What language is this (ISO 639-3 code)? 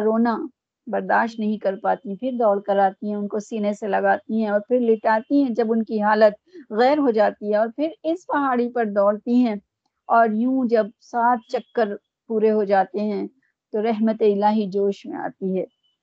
urd